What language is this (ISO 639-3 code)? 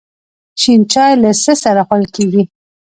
pus